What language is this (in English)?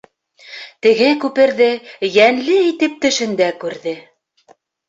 Bashkir